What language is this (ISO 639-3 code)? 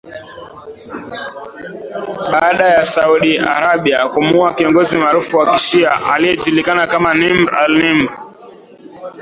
swa